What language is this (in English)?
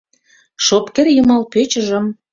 Mari